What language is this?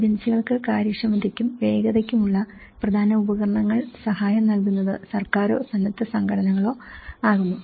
Malayalam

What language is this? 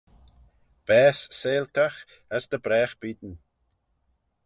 Manx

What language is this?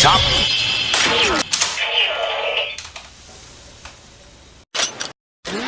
Japanese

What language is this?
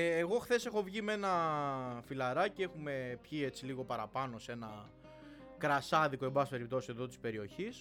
Greek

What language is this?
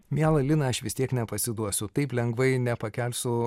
Lithuanian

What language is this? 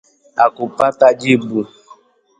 Swahili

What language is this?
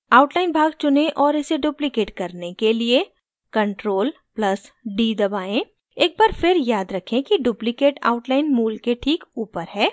Hindi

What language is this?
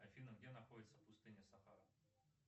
Russian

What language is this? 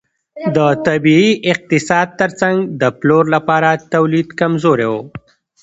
Pashto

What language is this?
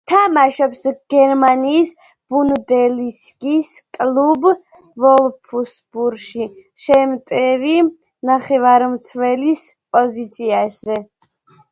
Georgian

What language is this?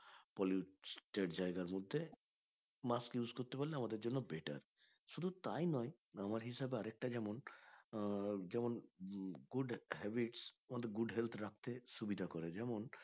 Bangla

